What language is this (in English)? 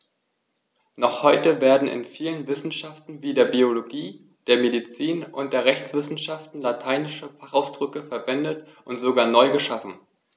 German